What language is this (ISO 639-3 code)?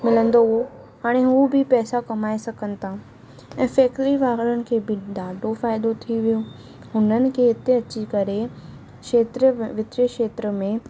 snd